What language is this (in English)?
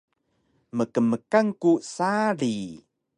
Taroko